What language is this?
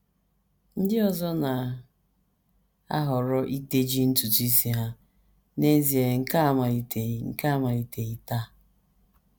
Igbo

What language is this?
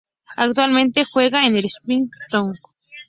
Spanish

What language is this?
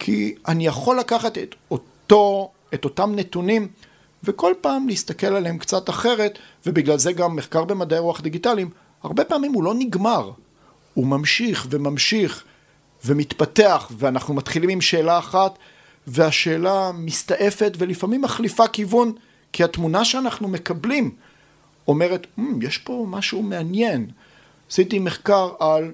Hebrew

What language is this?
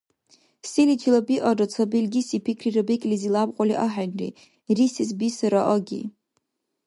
Dargwa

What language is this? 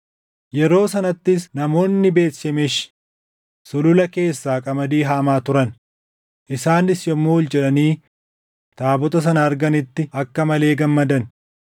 Oromo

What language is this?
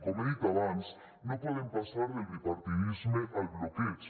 Catalan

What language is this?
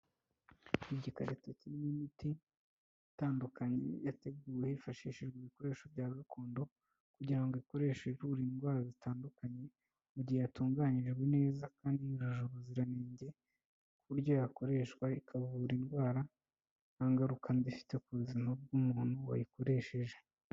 Kinyarwanda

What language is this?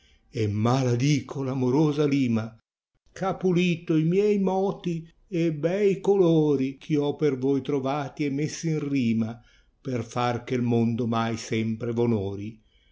Italian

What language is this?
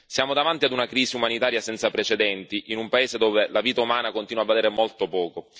Italian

